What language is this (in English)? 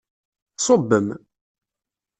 Kabyle